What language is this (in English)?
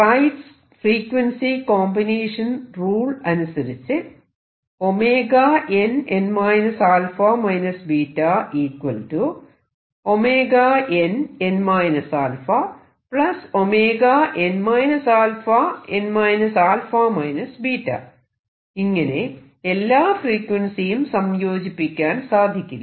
Malayalam